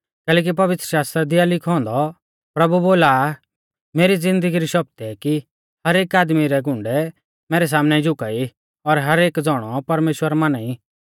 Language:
Mahasu Pahari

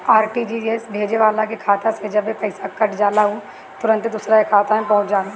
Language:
Bhojpuri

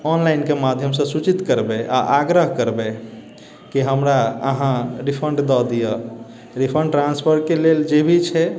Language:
Maithili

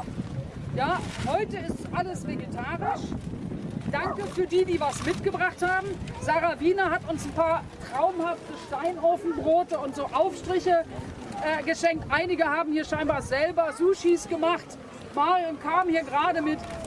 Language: German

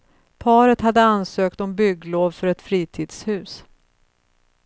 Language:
Swedish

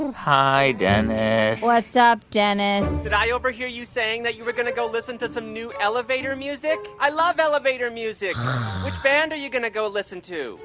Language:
English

